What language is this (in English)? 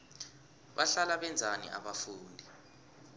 South Ndebele